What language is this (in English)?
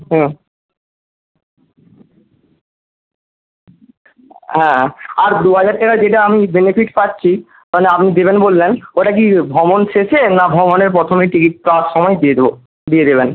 Bangla